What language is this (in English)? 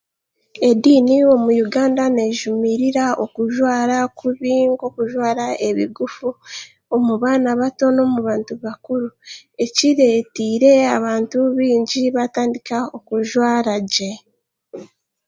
Chiga